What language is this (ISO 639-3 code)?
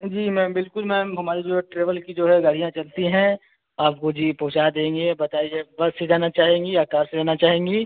hin